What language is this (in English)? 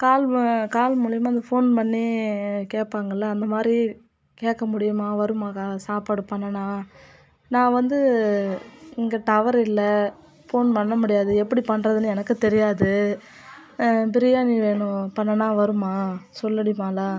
Tamil